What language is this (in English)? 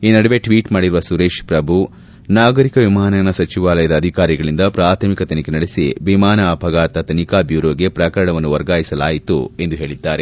Kannada